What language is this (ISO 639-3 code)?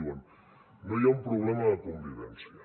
cat